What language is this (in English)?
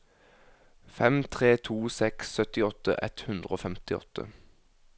Norwegian